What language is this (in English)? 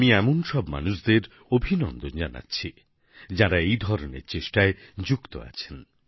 Bangla